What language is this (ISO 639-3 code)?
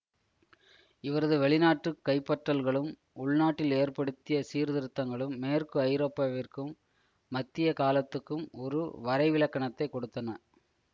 tam